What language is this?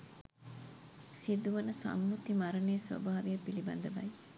Sinhala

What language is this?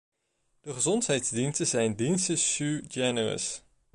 Dutch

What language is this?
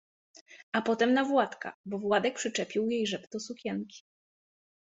Polish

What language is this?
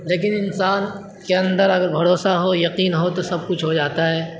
Urdu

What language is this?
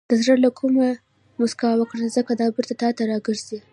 Pashto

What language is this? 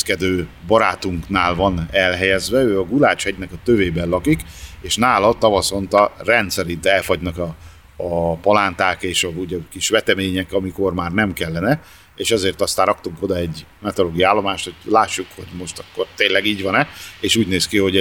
Hungarian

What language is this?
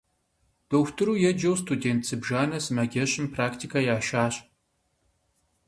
Kabardian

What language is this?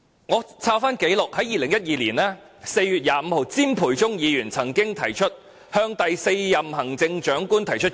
Cantonese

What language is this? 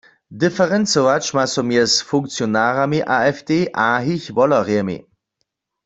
Upper Sorbian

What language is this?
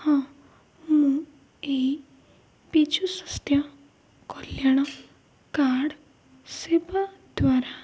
Odia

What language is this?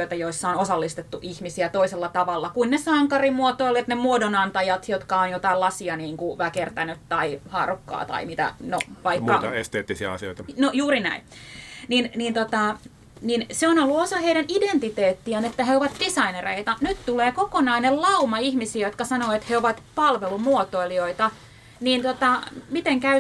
Finnish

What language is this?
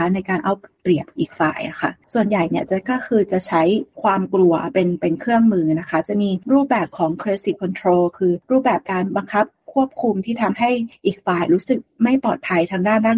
Thai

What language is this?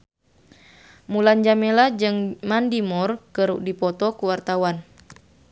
Sundanese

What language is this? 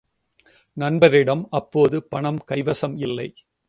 Tamil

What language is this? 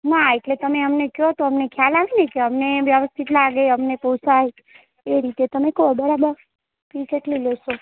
Gujarati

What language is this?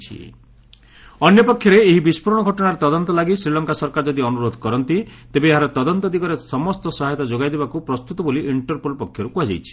Odia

